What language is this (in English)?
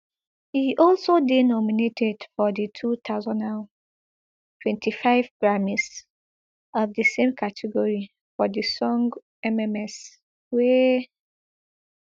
Nigerian Pidgin